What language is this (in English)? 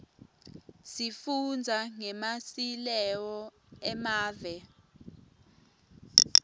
Swati